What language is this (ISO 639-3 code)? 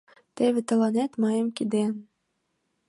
chm